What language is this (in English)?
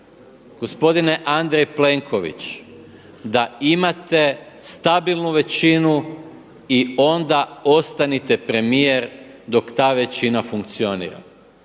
Croatian